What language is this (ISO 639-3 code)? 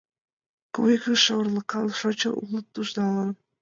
chm